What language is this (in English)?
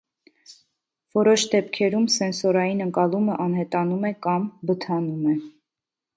Armenian